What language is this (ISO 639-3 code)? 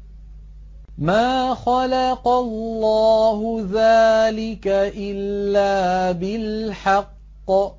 ara